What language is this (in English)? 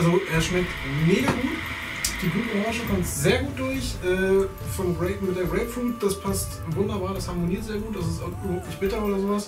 German